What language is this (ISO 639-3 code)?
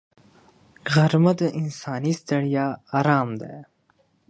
pus